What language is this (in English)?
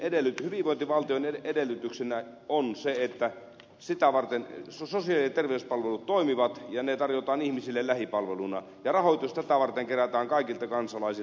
Finnish